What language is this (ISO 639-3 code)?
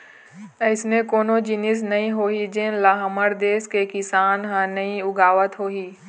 hne